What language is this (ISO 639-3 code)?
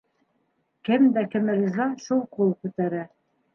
bak